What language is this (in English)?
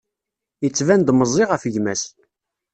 Kabyle